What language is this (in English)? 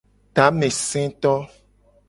Gen